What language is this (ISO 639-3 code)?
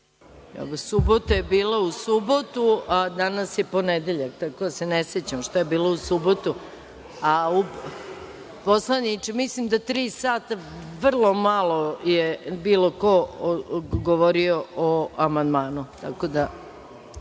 srp